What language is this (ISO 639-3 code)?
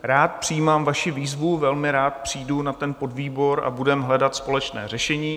ces